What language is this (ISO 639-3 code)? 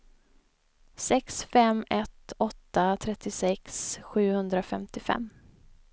swe